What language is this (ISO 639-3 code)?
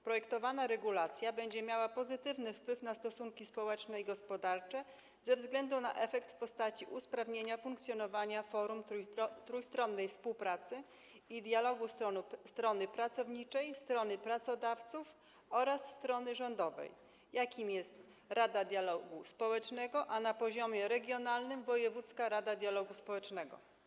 pol